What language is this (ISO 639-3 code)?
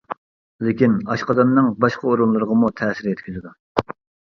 uig